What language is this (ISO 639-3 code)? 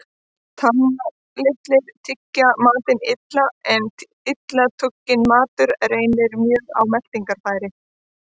isl